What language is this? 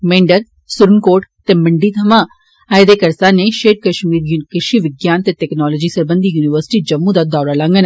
Dogri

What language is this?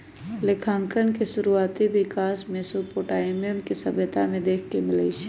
Magahi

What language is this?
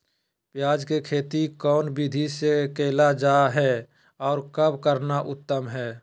Magahi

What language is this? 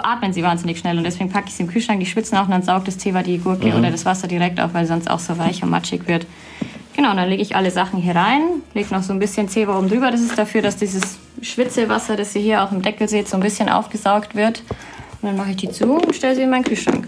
German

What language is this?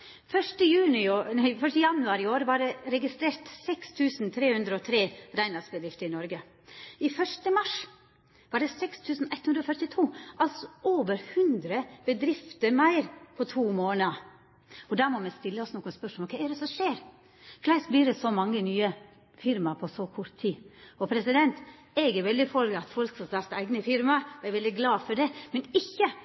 Norwegian Nynorsk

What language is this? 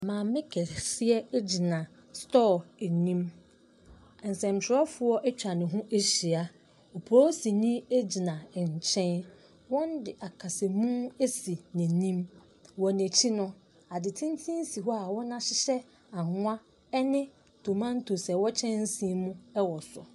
Akan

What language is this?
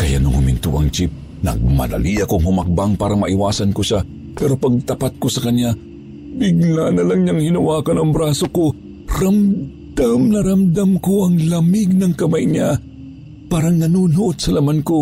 Filipino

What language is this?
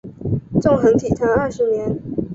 Chinese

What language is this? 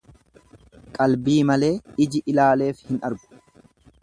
Oromo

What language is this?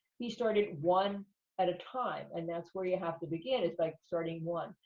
English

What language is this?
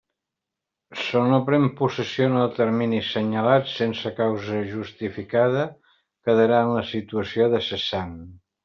Catalan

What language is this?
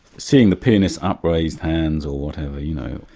English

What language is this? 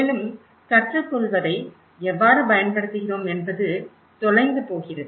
Tamil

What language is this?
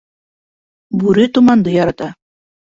Bashkir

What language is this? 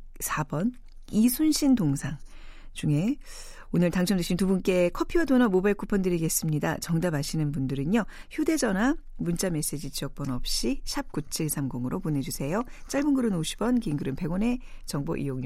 Korean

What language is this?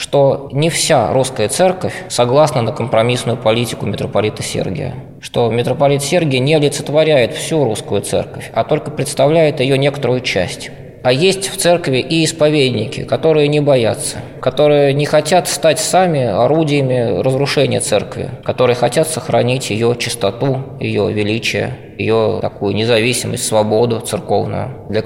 Russian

